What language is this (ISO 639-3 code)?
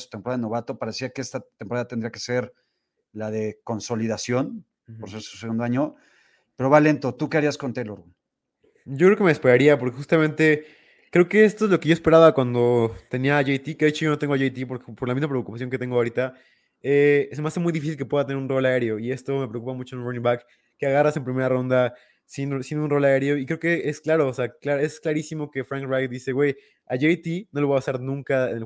spa